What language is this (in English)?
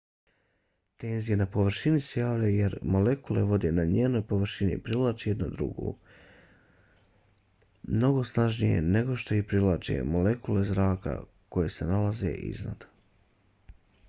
Bosnian